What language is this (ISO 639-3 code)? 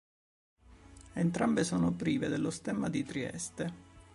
ita